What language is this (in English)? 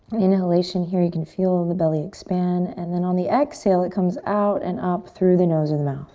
English